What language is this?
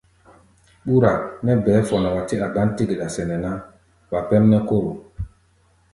Gbaya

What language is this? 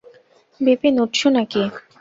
Bangla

